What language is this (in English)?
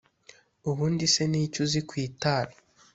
Kinyarwanda